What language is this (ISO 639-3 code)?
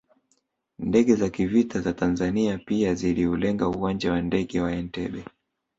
swa